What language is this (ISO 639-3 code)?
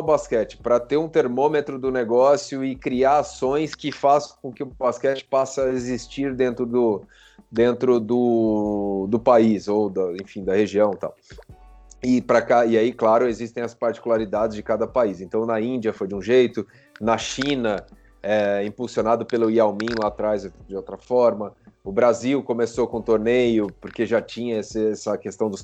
por